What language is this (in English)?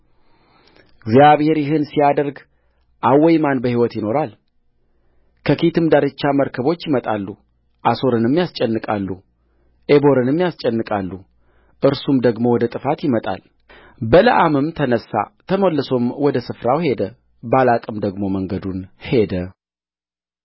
Amharic